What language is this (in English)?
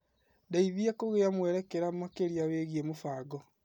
Kikuyu